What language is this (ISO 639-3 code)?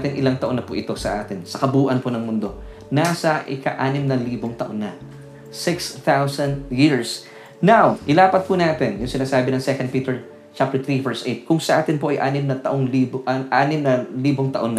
fil